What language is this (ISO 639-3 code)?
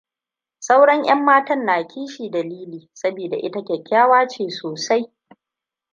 hau